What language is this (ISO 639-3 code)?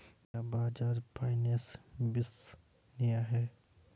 hin